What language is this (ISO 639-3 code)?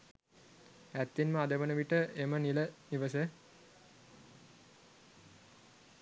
sin